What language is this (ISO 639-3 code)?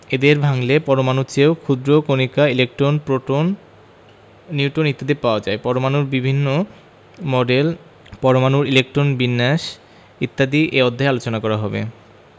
ben